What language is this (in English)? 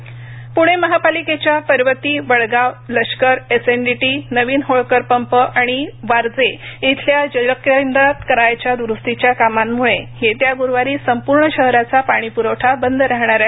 Marathi